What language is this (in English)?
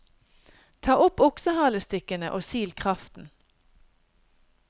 Norwegian